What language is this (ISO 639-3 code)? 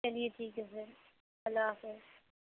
urd